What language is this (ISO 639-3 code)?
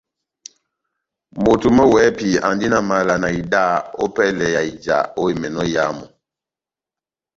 bnm